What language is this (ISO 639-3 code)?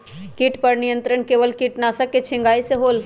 mag